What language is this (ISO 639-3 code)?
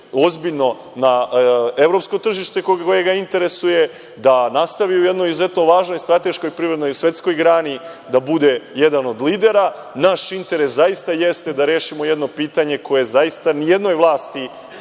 srp